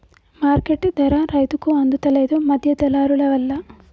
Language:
Telugu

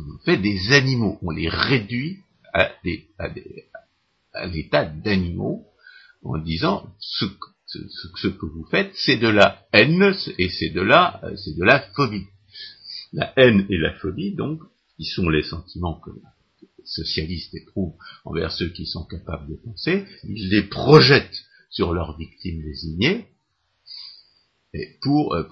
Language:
French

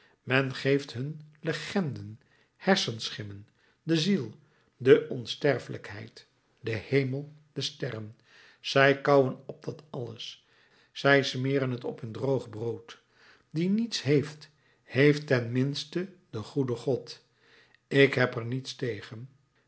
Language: Dutch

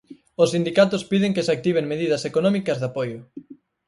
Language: Galician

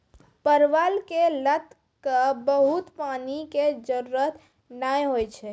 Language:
Maithili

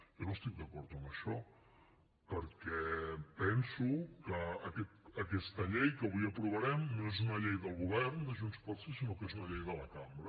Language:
Catalan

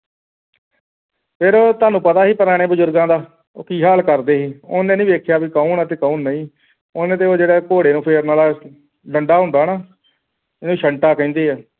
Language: Punjabi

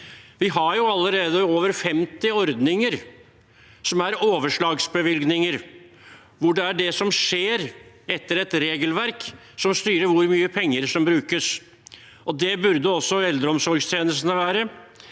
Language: Norwegian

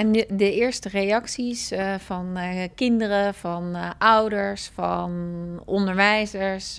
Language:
Dutch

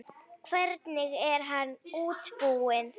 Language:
Icelandic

